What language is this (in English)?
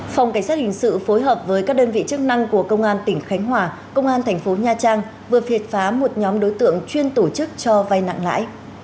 Vietnamese